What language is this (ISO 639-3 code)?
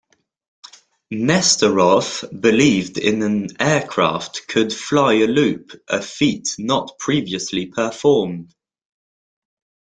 eng